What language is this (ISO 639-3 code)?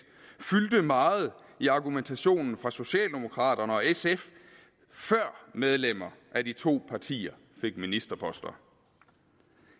dan